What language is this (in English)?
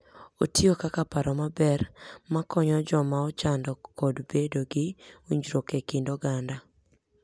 Luo (Kenya and Tanzania)